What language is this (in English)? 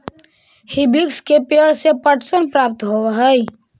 Magahi